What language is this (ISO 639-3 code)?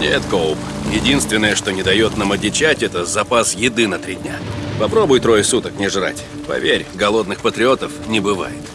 rus